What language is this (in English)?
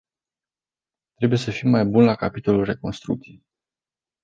Romanian